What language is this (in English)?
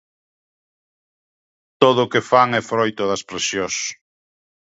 Galician